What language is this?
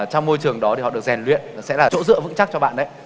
Vietnamese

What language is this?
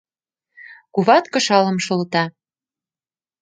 Mari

